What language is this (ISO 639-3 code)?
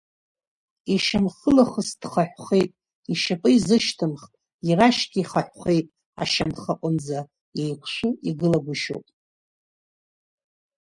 abk